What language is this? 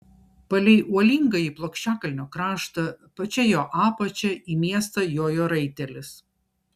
Lithuanian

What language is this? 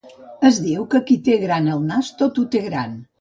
Catalan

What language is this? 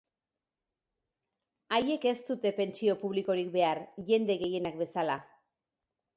Basque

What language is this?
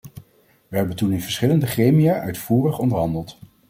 Dutch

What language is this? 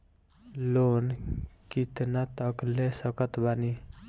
Bhojpuri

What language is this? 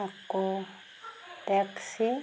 Assamese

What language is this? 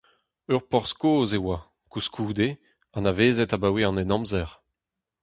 Breton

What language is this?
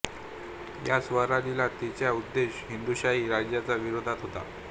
Marathi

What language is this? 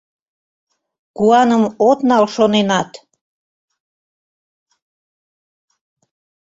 Mari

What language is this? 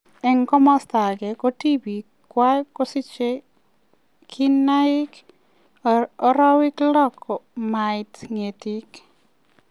Kalenjin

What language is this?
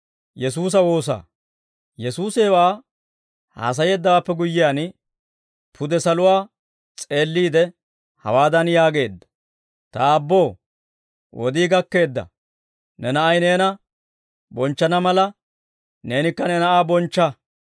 Dawro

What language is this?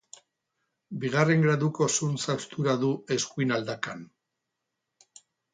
Basque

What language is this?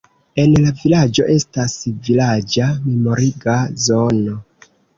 Esperanto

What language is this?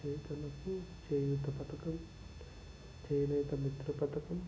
Telugu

